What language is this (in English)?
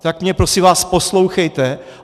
Czech